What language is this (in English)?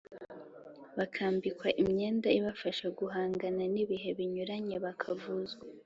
Kinyarwanda